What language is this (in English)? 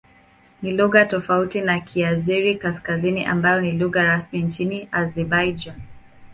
Swahili